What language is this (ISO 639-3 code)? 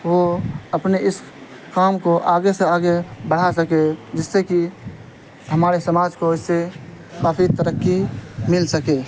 urd